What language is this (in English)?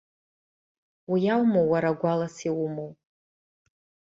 Abkhazian